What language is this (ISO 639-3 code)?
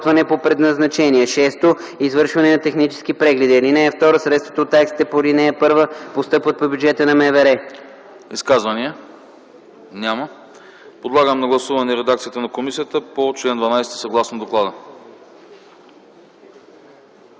bul